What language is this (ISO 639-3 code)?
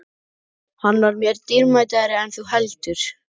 isl